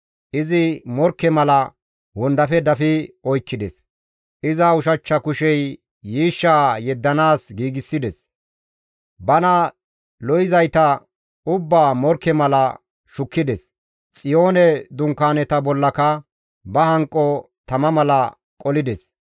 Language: Gamo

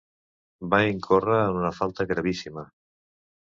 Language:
Catalan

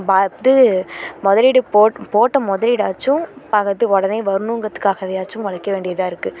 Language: Tamil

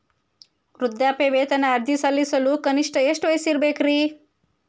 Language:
Kannada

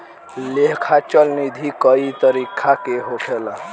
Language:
Bhojpuri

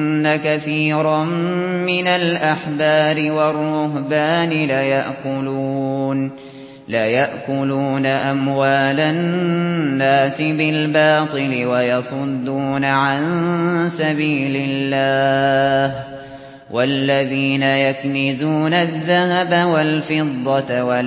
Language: Arabic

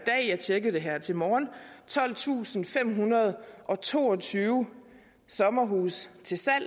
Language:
Danish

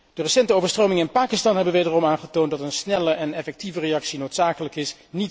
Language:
Dutch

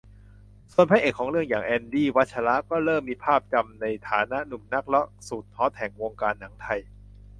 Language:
Thai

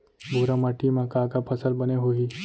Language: Chhattisgarhi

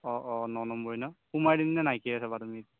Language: Assamese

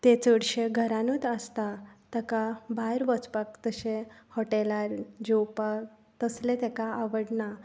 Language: Konkani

